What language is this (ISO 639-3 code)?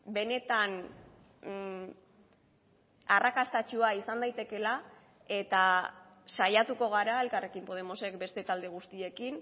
eus